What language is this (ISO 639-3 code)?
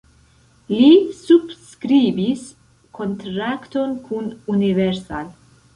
epo